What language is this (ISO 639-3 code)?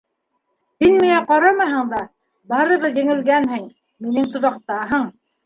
bak